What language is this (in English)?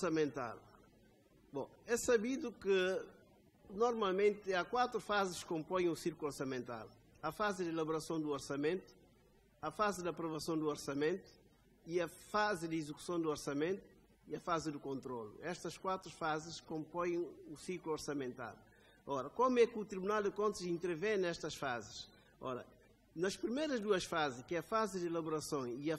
Portuguese